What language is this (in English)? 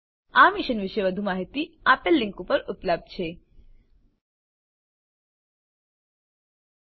Gujarati